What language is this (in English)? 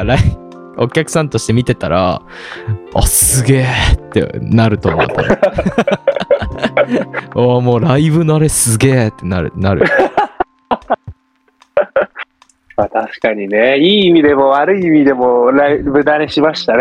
Japanese